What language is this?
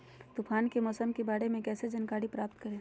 Magahi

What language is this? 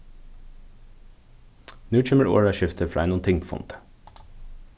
Faroese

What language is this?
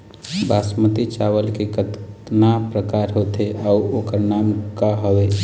Chhattisgarhi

